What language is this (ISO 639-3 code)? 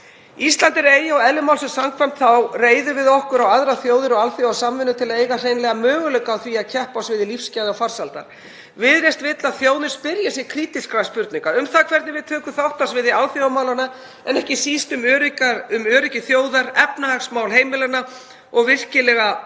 isl